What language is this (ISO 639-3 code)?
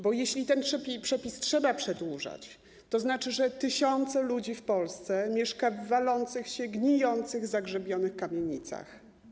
pol